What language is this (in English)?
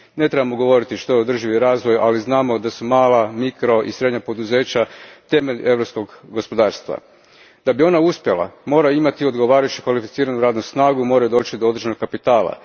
Croatian